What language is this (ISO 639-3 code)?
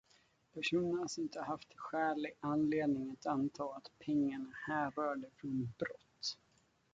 swe